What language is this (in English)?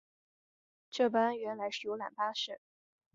Chinese